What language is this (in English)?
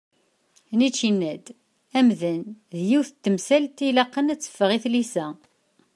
Kabyle